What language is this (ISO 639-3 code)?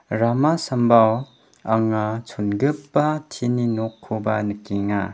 grt